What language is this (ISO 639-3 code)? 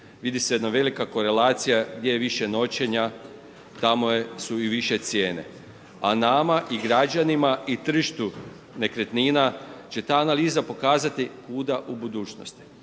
hrv